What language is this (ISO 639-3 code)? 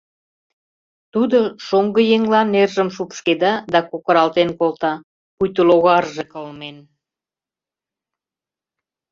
chm